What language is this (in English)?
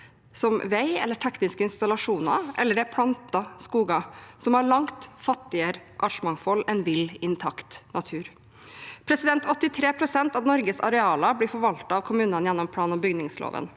Norwegian